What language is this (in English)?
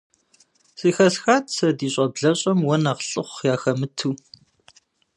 Kabardian